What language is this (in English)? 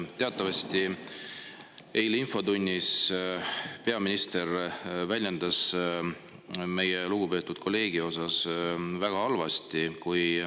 Estonian